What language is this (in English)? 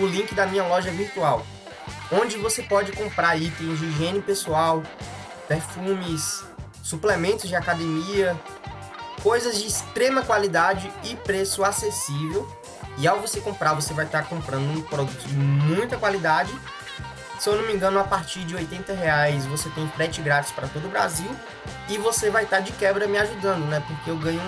Portuguese